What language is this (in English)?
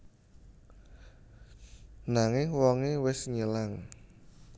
Javanese